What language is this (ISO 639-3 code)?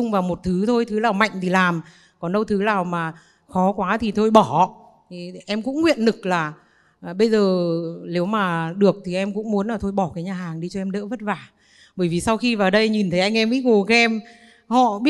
vie